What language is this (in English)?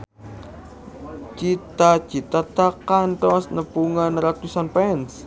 Sundanese